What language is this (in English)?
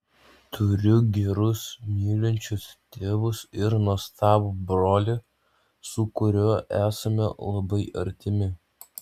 Lithuanian